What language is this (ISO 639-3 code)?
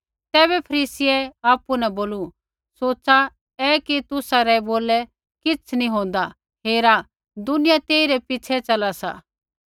kfx